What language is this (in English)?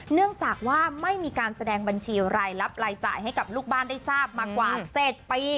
Thai